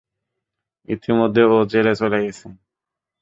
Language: Bangla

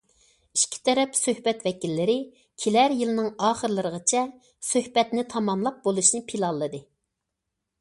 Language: Uyghur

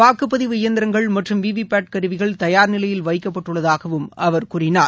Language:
Tamil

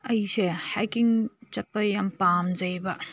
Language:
Manipuri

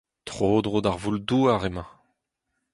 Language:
Breton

